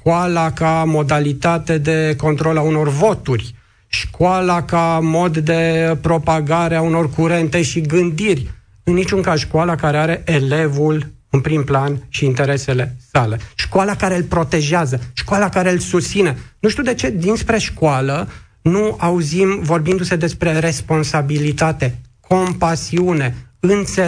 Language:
Romanian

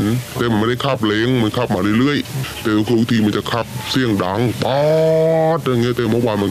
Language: Thai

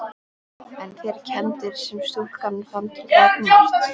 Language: Icelandic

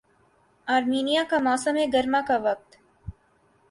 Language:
Urdu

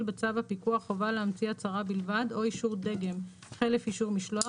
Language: Hebrew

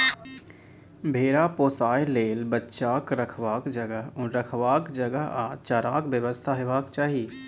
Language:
Maithili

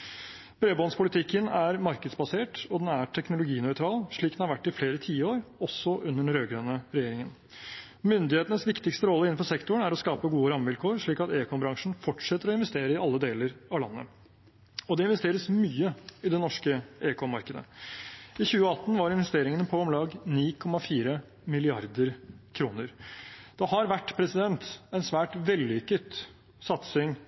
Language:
Norwegian Bokmål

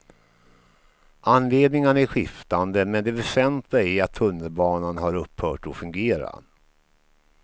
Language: Swedish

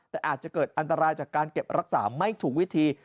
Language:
Thai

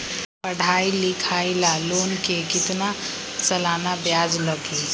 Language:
Magahi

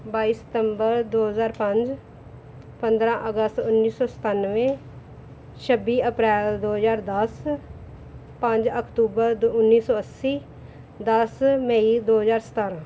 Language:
Punjabi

